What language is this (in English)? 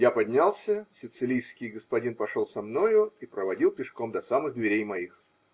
Russian